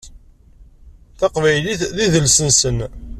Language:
Kabyle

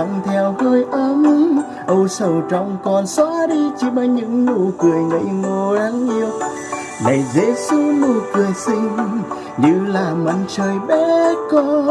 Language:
Vietnamese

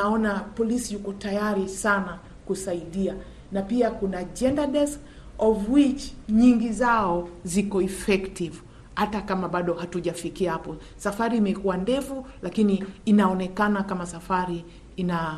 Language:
Swahili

